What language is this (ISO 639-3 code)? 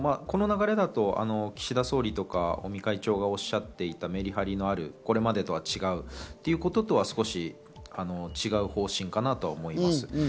jpn